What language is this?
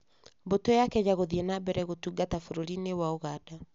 Kikuyu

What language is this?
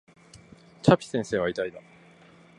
Japanese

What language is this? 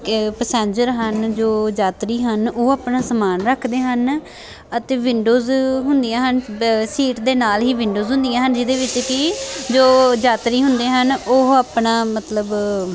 Punjabi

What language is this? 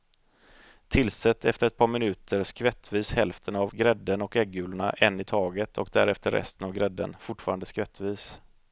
Swedish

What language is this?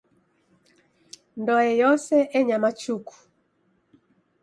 Taita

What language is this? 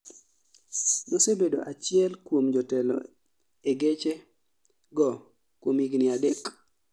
Luo (Kenya and Tanzania)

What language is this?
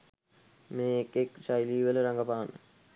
Sinhala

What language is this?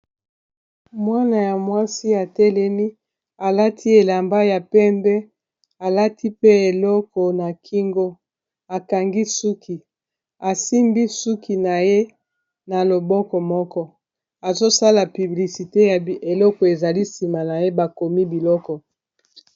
Lingala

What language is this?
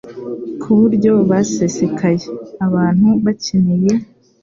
Kinyarwanda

